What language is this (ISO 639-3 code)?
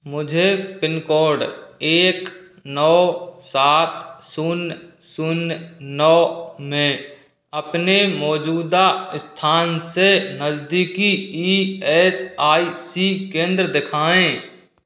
hin